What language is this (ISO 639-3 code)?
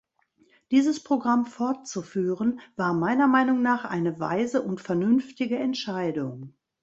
deu